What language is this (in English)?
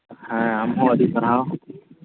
Santali